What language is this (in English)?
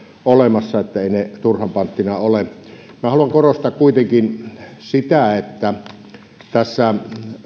Finnish